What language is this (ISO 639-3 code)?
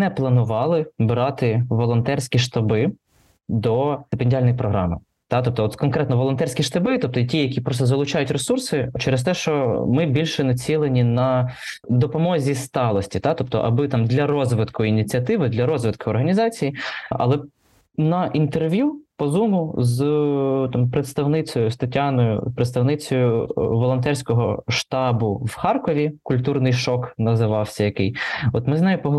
ukr